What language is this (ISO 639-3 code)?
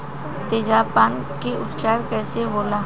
bho